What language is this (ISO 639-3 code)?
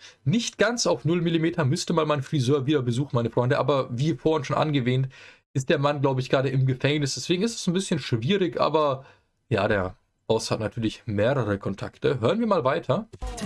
deu